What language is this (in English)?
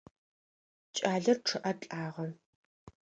Adyghe